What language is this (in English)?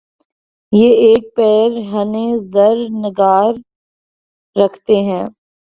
Urdu